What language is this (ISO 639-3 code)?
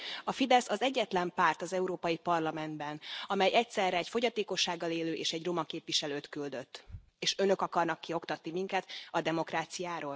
hun